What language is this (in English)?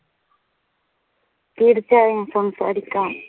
Malayalam